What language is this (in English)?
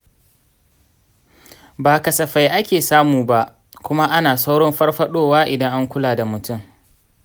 Hausa